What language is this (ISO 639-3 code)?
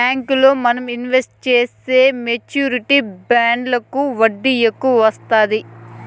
tel